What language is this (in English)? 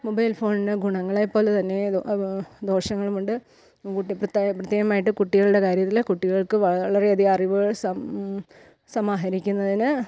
Malayalam